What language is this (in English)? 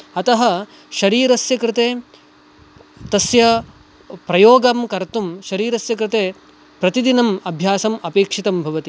Sanskrit